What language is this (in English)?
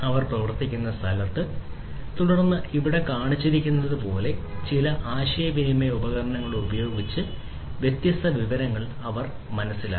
Malayalam